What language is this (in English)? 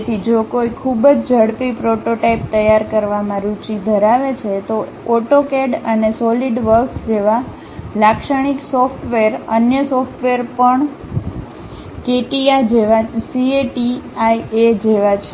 Gujarati